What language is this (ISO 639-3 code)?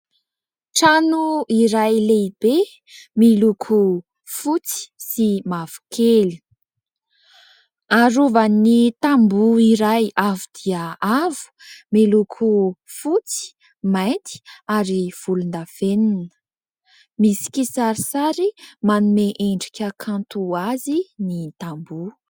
mlg